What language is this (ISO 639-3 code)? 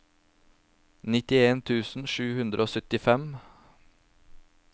nor